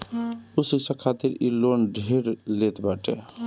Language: Bhojpuri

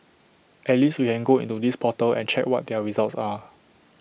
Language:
English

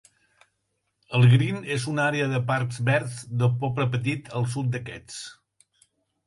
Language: Catalan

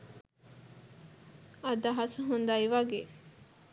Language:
Sinhala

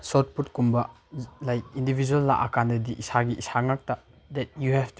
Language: Manipuri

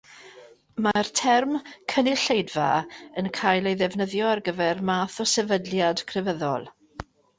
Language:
Welsh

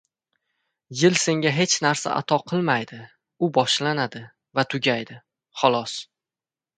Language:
Uzbek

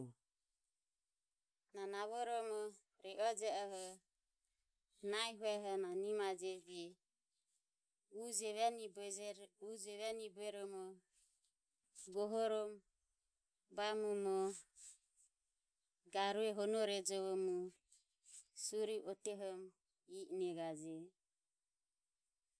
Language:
Ömie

